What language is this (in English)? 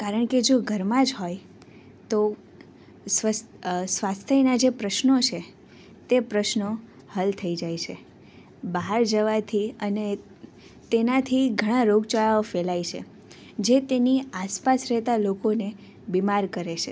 Gujarati